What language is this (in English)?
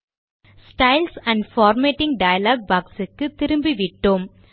Tamil